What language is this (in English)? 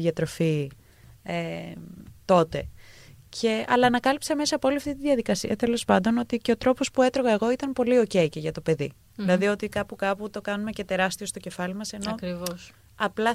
Greek